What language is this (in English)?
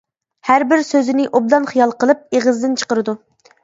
Uyghur